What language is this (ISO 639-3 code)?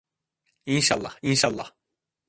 tur